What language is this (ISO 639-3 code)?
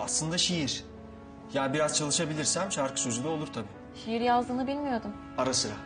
tur